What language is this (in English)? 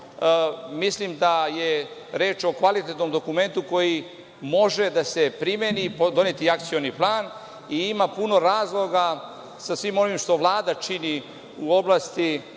Serbian